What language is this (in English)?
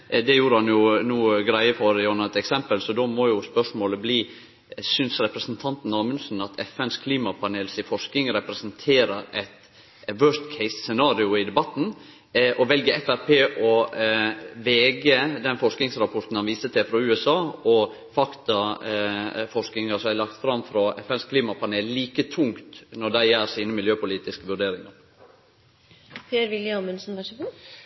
Norwegian Nynorsk